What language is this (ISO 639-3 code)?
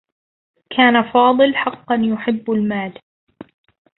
ara